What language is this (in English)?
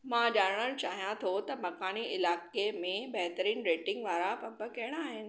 Sindhi